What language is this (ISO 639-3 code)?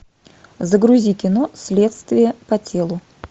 rus